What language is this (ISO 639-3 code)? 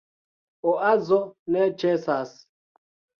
epo